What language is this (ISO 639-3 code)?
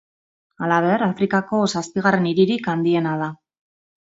eus